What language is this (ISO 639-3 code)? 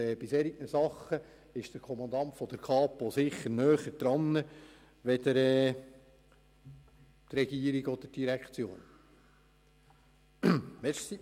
gsw